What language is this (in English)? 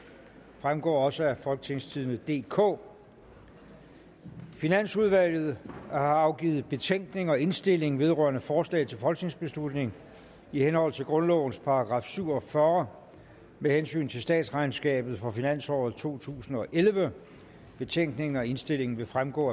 Danish